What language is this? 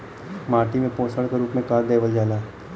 Bhojpuri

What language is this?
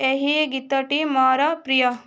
Odia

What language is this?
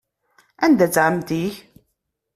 Kabyle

